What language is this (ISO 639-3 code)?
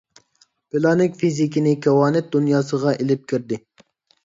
uig